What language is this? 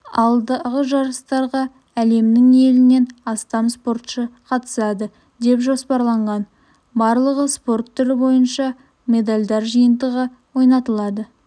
Kazakh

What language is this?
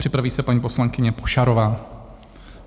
Czech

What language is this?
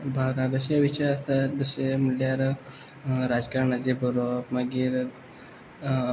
Konkani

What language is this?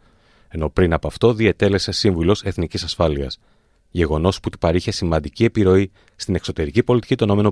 Greek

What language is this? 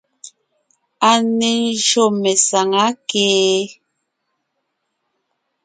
Ngiemboon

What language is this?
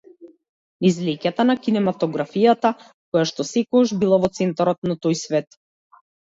Macedonian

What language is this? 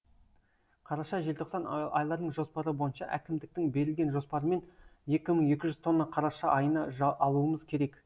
Kazakh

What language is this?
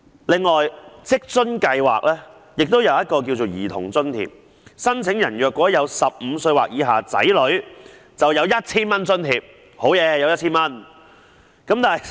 Cantonese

